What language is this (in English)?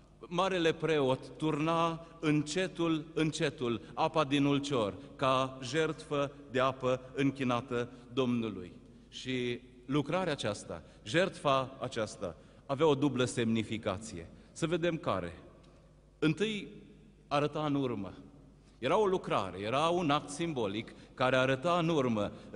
Romanian